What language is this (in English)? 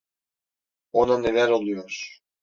Turkish